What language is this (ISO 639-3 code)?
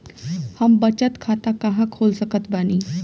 bho